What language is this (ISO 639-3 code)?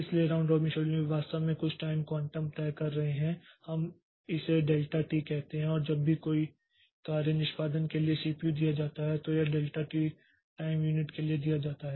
hin